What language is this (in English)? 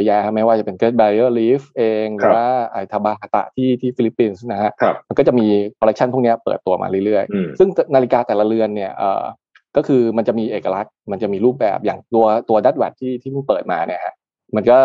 Thai